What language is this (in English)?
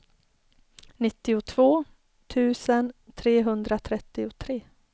Swedish